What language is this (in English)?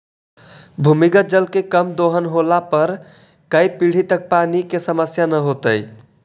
Magahi